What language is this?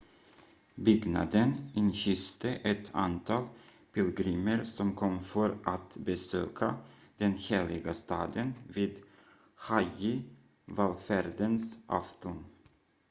Swedish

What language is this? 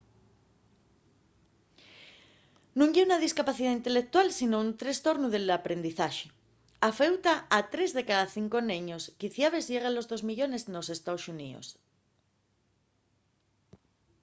Asturian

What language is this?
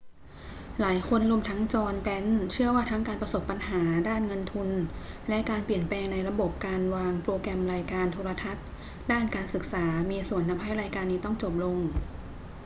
Thai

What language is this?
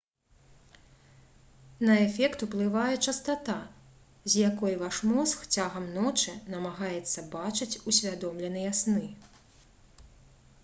Belarusian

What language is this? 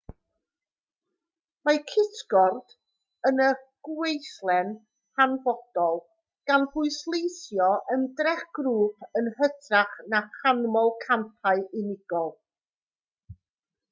Welsh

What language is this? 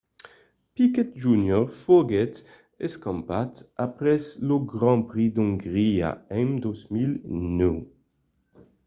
Occitan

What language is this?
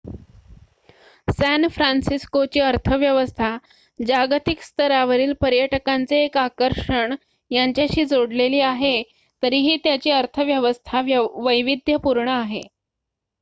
Marathi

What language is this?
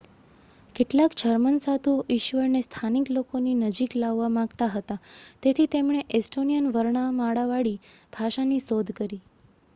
Gujarati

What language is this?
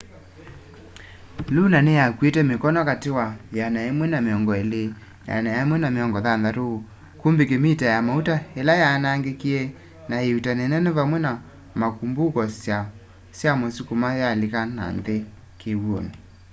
Kamba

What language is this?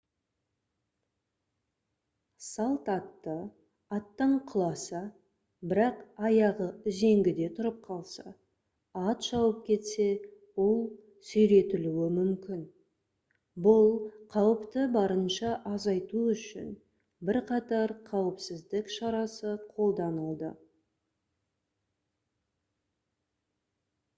Kazakh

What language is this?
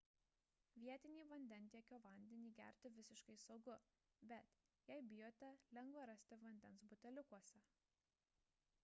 Lithuanian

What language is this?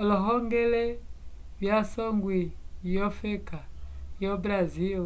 Umbundu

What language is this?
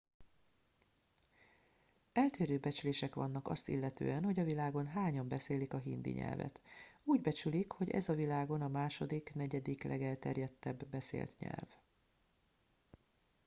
Hungarian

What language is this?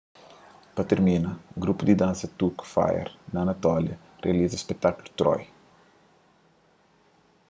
Kabuverdianu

